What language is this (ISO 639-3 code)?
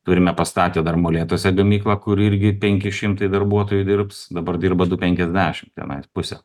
lit